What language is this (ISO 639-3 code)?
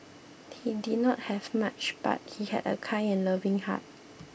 eng